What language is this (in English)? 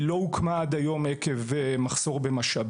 Hebrew